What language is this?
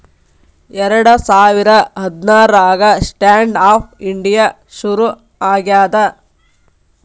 Kannada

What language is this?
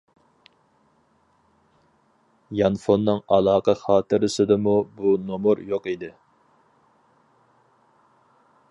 Uyghur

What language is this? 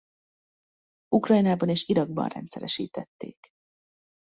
Hungarian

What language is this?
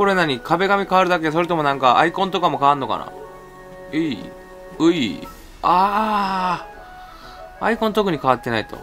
Japanese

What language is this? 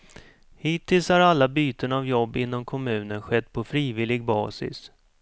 Swedish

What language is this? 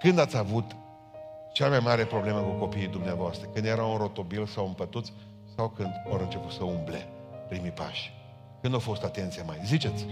Romanian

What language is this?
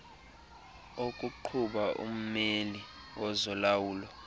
Xhosa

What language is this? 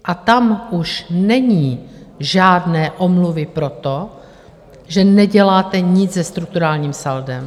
Czech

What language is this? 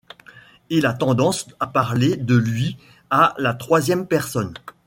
French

